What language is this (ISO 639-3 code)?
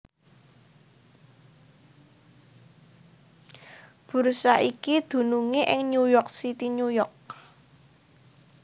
jav